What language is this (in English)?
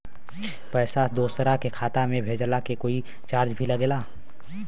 Bhojpuri